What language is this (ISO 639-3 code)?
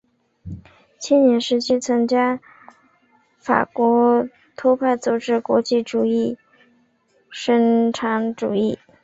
zho